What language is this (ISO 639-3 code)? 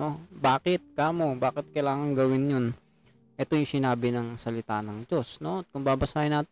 fil